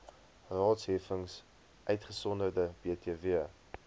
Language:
Afrikaans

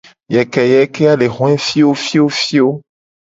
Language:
Gen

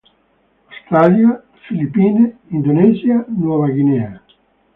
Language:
Italian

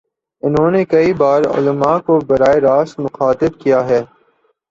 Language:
Urdu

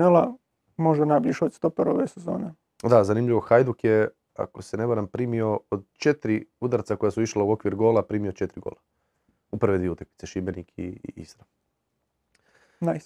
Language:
Croatian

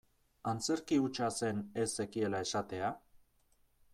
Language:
Basque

